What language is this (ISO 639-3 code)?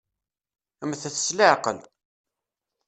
kab